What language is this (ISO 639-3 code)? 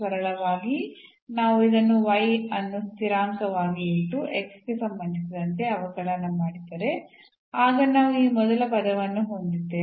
kan